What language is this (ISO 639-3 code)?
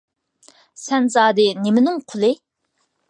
uig